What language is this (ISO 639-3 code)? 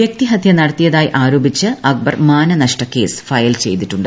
mal